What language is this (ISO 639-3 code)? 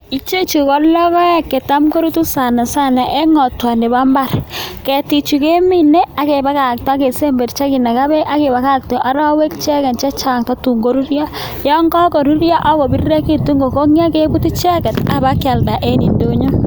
kln